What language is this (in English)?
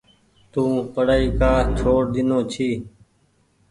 Goaria